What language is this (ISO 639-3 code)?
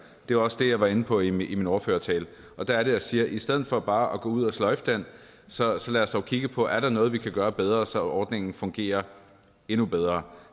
dan